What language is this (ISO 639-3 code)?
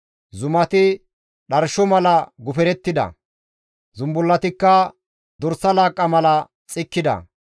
gmv